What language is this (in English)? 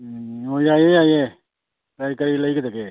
Manipuri